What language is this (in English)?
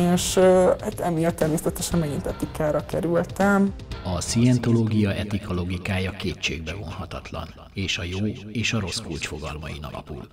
Hungarian